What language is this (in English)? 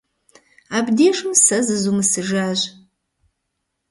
Kabardian